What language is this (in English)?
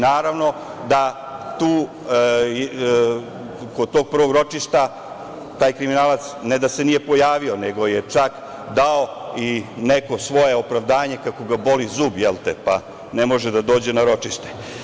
Serbian